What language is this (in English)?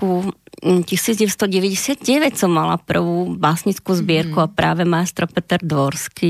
Slovak